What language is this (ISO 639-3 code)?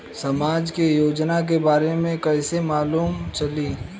bho